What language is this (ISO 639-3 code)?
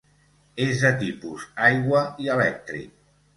cat